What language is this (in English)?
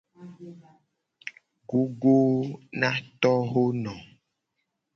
Gen